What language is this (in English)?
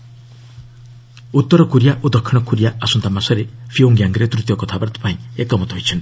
Odia